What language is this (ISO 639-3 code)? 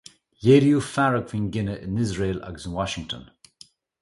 gle